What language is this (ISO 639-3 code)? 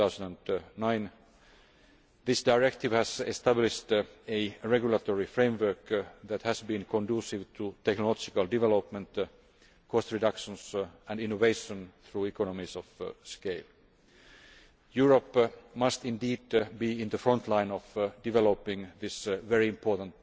eng